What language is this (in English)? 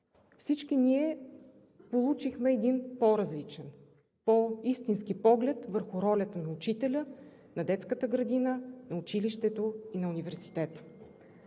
Bulgarian